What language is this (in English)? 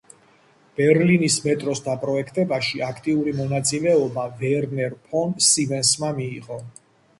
Georgian